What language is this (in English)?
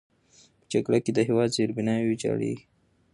Pashto